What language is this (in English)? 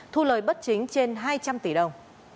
Vietnamese